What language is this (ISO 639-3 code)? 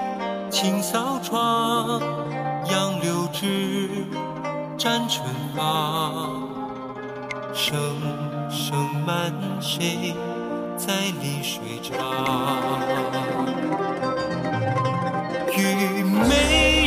zho